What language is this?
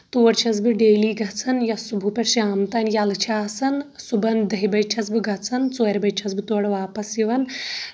Kashmiri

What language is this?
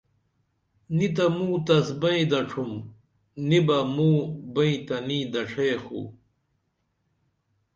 Dameli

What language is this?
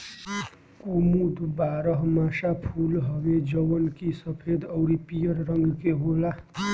Bhojpuri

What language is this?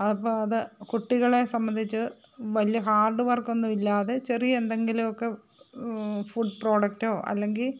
Malayalam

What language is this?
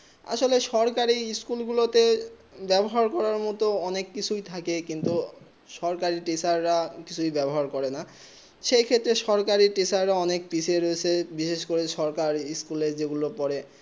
Bangla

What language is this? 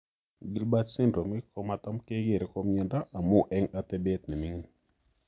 Kalenjin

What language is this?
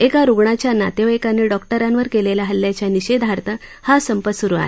Marathi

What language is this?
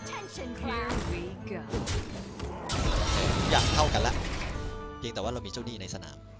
Thai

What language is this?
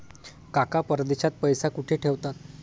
Marathi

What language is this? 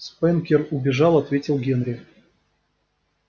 Russian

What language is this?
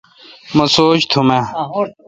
Kalkoti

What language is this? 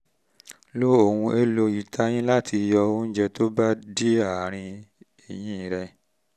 Yoruba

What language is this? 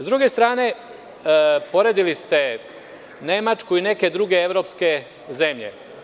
Serbian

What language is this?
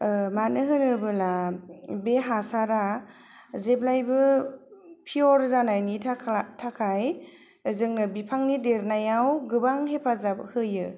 Bodo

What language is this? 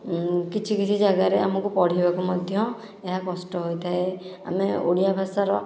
Odia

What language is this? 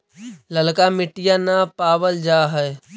Magahi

